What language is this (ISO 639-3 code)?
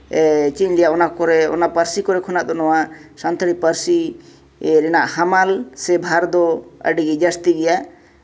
sat